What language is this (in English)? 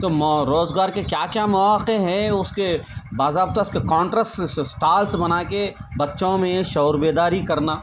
Urdu